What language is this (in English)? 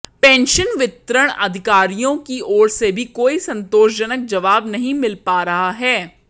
Hindi